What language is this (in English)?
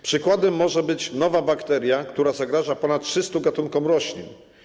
Polish